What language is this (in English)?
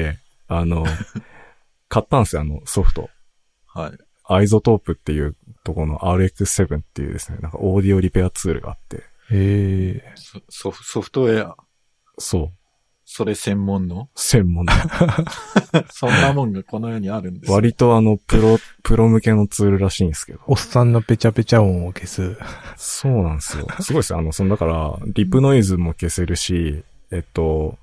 Japanese